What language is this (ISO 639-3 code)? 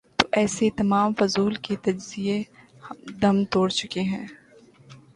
urd